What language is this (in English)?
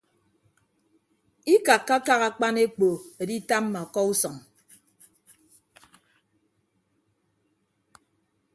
Ibibio